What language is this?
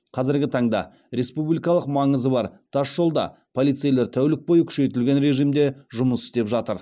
Kazakh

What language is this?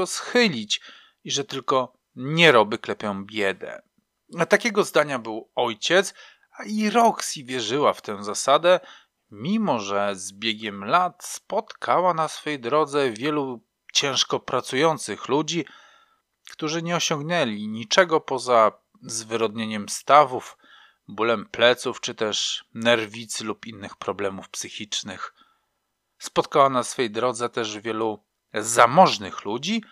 Polish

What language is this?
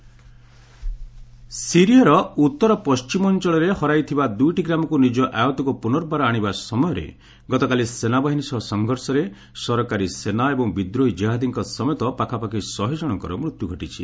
Odia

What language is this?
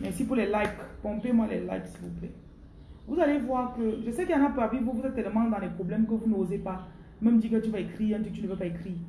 French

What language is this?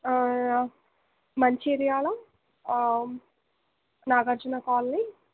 Telugu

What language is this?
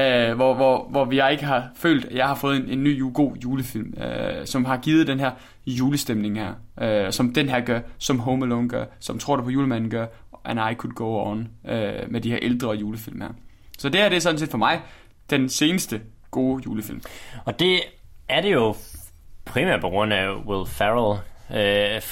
Danish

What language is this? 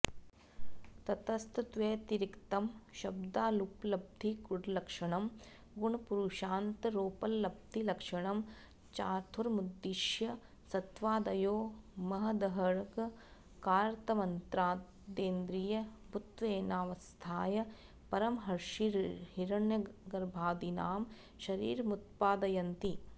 Sanskrit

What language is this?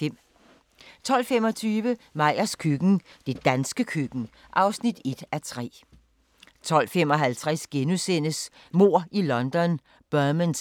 Danish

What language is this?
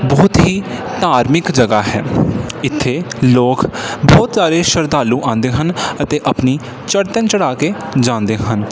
Punjabi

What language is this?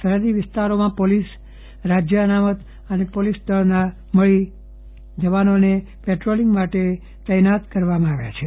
Gujarati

